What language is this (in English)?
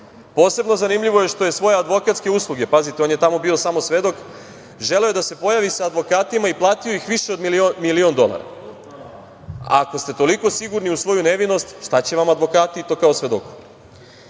Serbian